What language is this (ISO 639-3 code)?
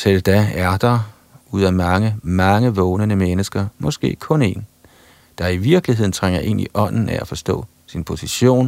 dan